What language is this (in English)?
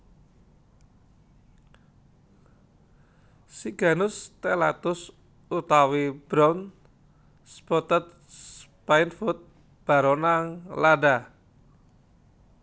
Javanese